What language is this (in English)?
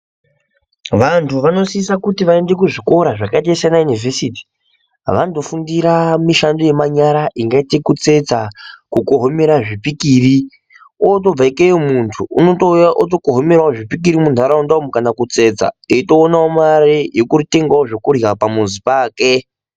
Ndau